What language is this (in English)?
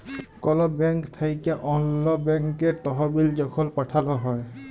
Bangla